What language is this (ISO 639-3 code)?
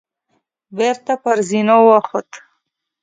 pus